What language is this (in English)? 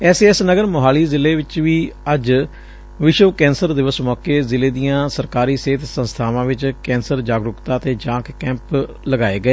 Punjabi